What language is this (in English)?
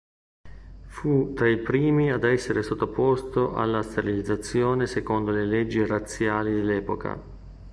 Italian